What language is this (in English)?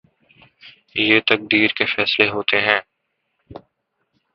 Urdu